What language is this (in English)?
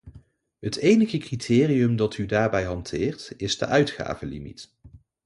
Dutch